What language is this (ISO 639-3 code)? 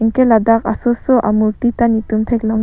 mjw